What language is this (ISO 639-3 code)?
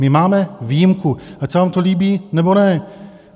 ces